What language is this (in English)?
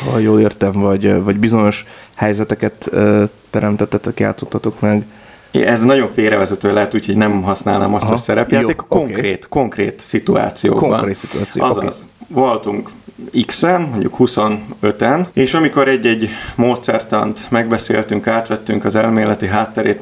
Hungarian